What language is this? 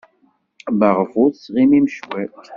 Kabyle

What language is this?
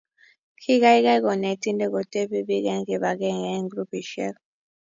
Kalenjin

